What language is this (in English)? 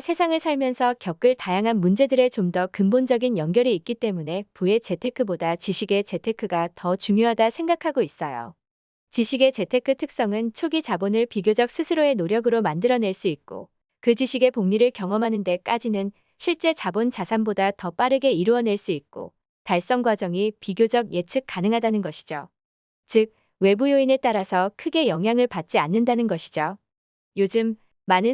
Korean